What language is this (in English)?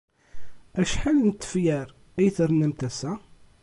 Kabyle